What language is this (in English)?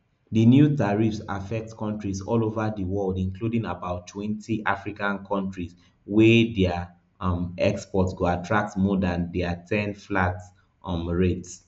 Nigerian Pidgin